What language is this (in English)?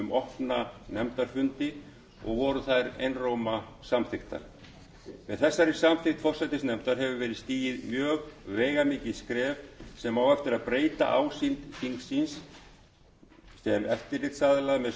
Icelandic